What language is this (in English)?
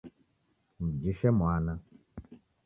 Taita